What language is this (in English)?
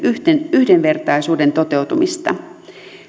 Finnish